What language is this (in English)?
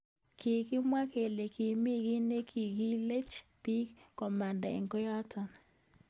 Kalenjin